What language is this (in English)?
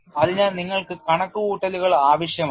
Malayalam